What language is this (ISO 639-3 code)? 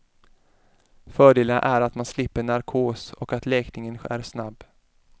swe